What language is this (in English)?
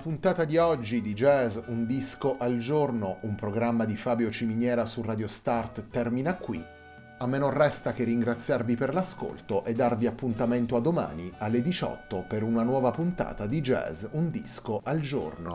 Italian